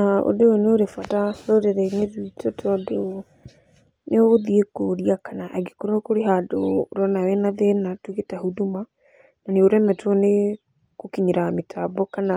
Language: Kikuyu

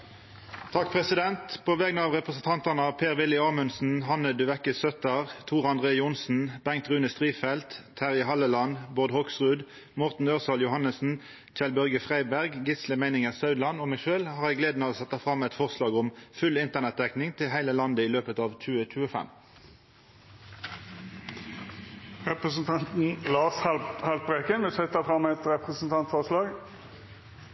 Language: Norwegian Nynorsk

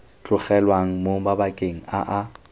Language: Tswana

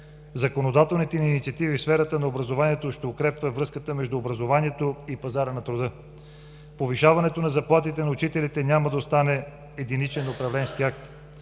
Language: Bulgarian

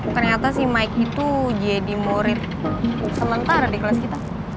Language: Indonesian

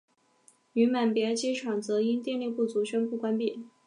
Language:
Chinese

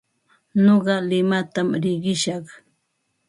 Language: Ambo-Pasco Quechua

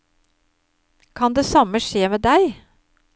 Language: Norwegian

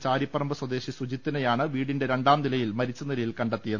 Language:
Malayalam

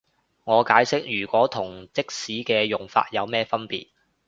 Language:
Cantonese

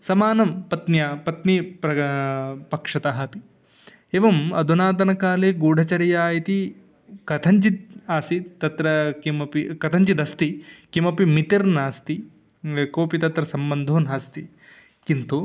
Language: Sanskrit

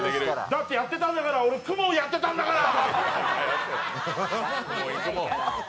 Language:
Japanese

